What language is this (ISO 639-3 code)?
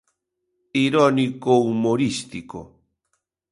glg